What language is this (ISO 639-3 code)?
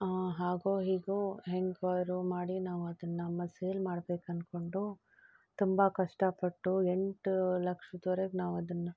kan